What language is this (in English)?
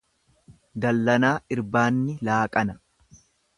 Oromo